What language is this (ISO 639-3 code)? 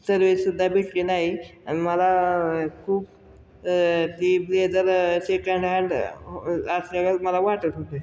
mar